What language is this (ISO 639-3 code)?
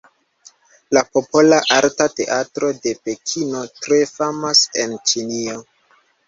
epo